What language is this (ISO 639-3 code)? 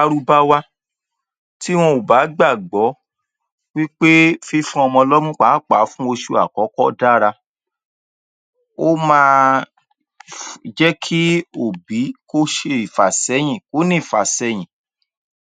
yor